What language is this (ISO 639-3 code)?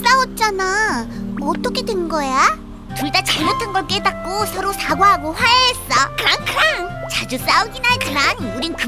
kor